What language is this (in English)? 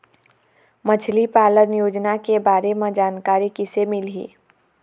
Chhattisgarhi